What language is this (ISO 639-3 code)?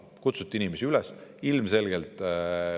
est